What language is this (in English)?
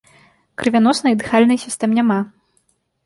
Belarusian